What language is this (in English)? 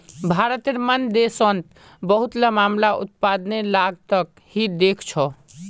Magahi